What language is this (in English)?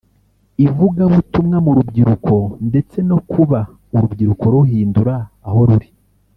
Kinyarwanda